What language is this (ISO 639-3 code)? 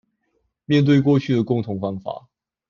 zho